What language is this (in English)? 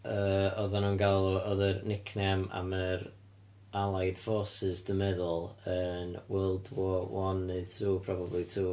Welsh